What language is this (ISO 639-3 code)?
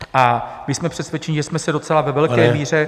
ces